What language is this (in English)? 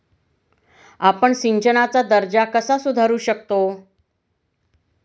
Marathi